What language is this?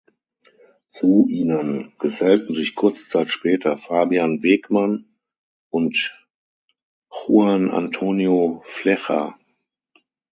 German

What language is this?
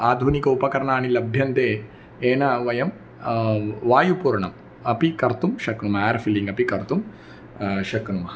Sanskrit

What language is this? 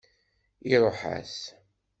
Kabyle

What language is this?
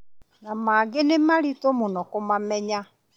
Kikuyu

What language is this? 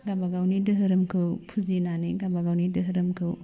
Bodo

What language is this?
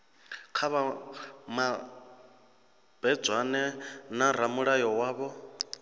Venda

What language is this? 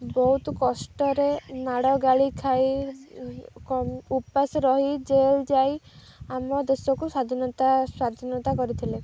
Odia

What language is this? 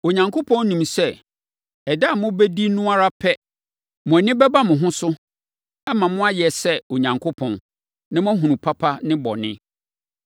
Akan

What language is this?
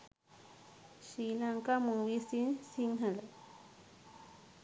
Sinhala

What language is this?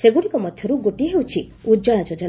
Odia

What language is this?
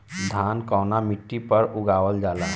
Bhojpuri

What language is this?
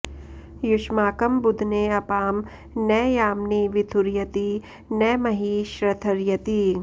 Sanskrit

